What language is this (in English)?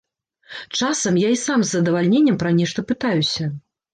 Belarusian